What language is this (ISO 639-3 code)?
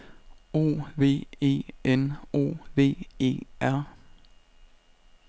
dan